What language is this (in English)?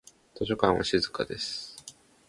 Japanese